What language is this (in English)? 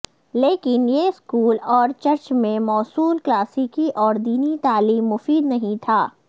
Urdu